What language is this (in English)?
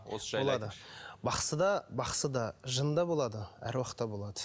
Kazakh